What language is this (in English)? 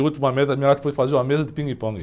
Portuguese